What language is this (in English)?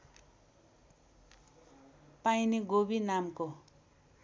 Nepali